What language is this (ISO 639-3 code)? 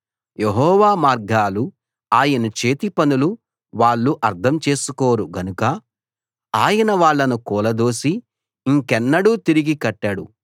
tel